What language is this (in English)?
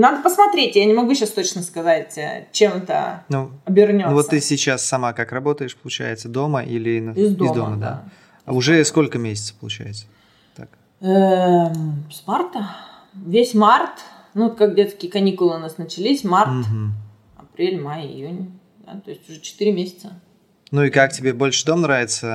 Russian